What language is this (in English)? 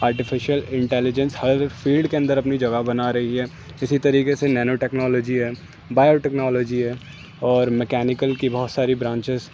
Urdu